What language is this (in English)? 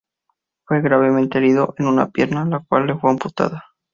Spanish